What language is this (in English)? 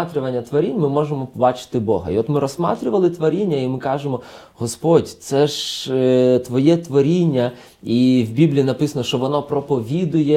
Ukrainian